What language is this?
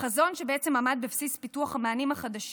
Hebrew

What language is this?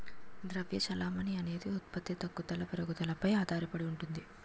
Telugu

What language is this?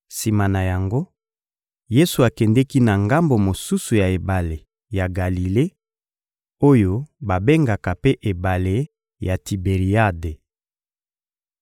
Lingala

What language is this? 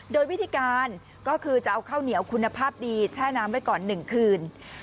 Thai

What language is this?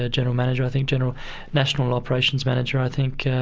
English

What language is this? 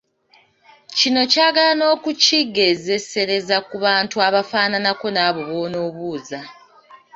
Ganda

